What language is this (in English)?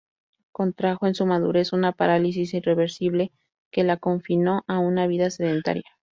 Spanish